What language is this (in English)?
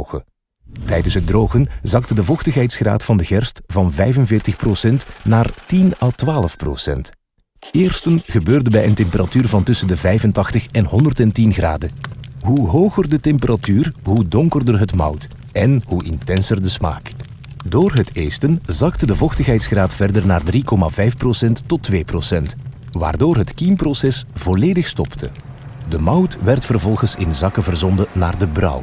Dutch